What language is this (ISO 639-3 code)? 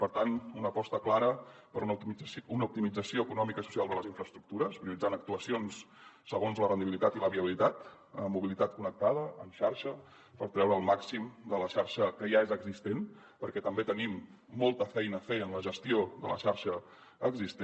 cat